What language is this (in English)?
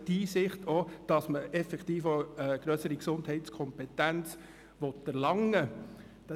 Swiss German